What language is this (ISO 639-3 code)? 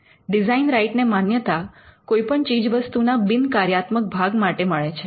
guj